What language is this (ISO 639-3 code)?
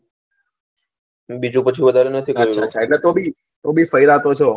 guj